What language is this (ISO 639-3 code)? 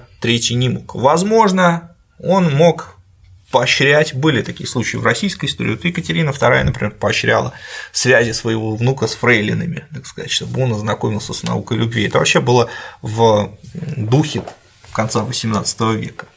rus